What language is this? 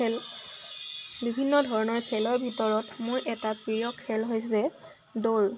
Assamese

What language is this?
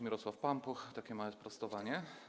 Polish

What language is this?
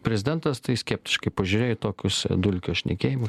Lithuanian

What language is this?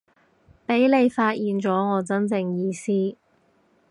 Cantonese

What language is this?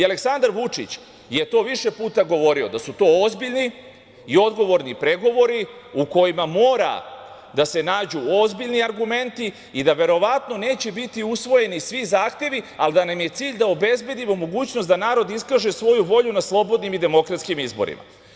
Serbian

